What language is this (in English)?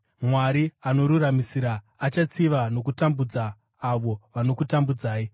Shona